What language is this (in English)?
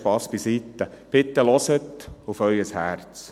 Swiss German